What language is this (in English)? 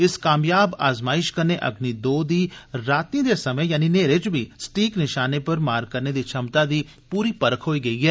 Dogri